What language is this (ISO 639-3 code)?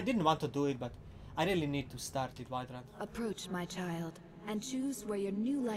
eng